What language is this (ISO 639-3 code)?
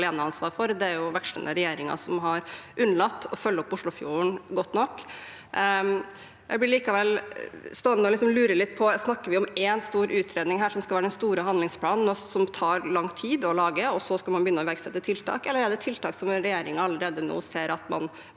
nor